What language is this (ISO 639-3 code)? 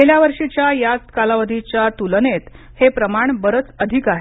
mar